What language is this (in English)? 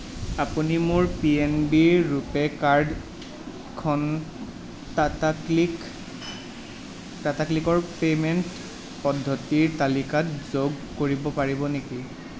Assamese